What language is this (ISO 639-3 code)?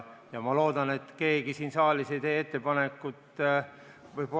est